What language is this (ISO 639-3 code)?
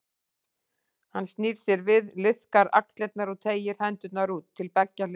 isl